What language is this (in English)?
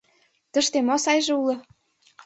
Mari